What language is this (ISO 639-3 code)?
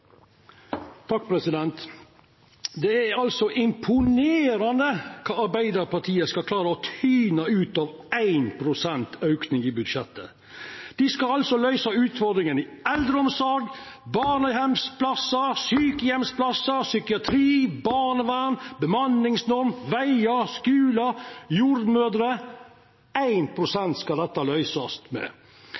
nor